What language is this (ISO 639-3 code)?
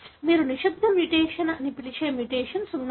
tel